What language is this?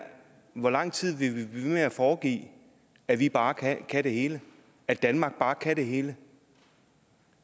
Danish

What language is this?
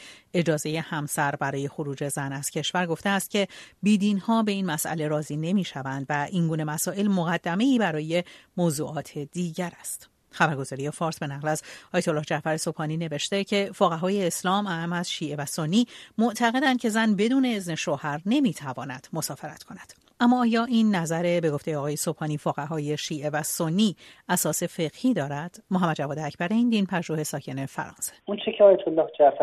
Persian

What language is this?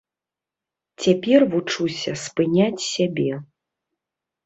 Belarusian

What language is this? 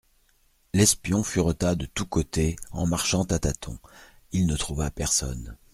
French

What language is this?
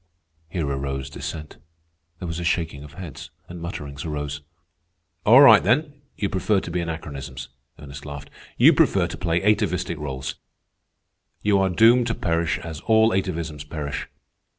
English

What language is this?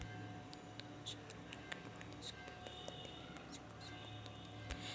Marathi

